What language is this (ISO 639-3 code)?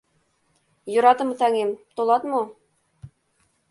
chm